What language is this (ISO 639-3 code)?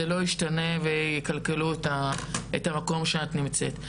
heb